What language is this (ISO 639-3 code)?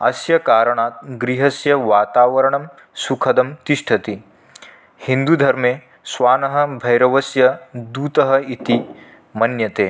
san